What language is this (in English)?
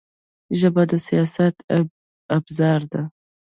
Pashto